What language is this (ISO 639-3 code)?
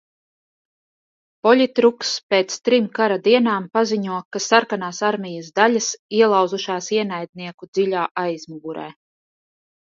lav